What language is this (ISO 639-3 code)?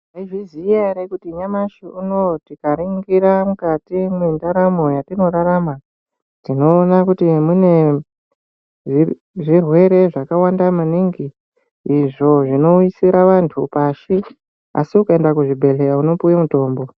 ndc